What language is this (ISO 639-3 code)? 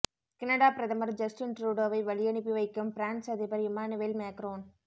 tam